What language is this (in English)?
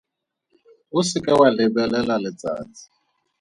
Tswana